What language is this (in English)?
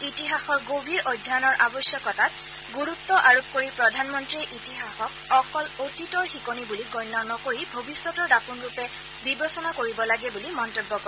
Assamese